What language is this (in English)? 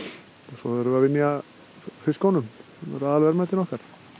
Icelandic